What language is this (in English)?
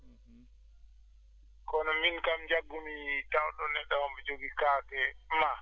Fula